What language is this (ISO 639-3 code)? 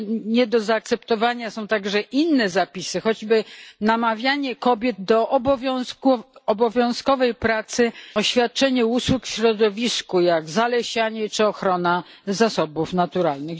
pol